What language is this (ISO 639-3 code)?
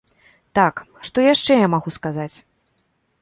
bel